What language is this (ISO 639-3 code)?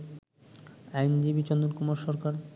ben